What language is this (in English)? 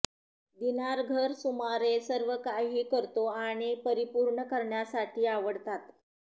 Marathi